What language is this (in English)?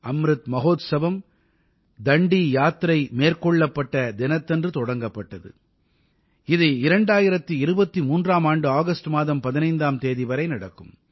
Tamil